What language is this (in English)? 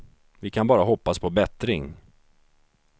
Swedish